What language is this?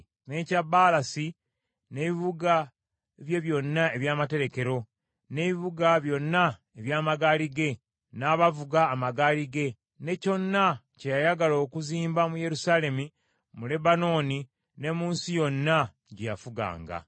Ganda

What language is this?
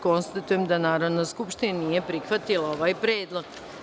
Serbian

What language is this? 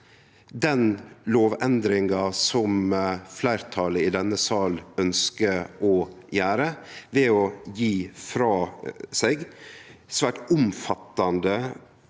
Norwegian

